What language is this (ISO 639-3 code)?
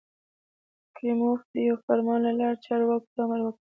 pus